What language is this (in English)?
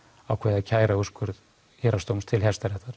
Icelandic